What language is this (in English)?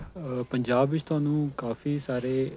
Punjabi